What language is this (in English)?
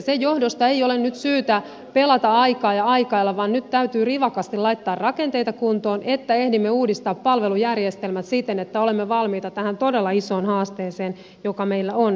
Finnish